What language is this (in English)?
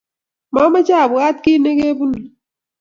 Kalenjin